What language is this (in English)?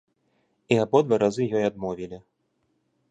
Belarusian